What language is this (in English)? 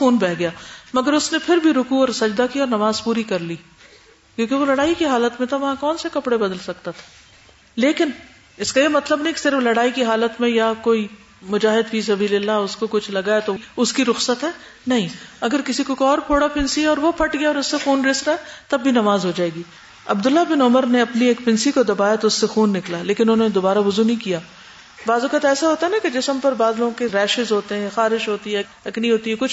Urdu